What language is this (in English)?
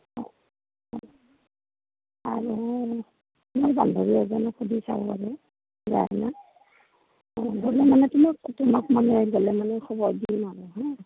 Assamese